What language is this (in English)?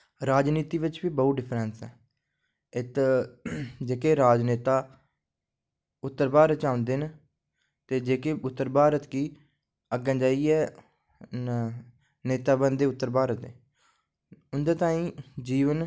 Dogri